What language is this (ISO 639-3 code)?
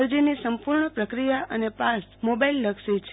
guj